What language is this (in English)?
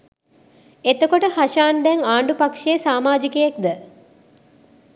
Sinhala